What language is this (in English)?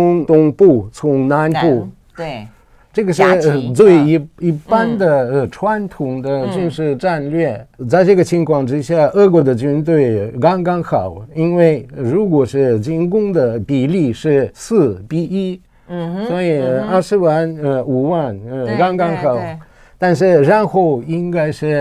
Chinese